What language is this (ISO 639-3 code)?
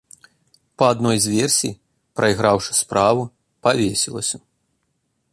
bel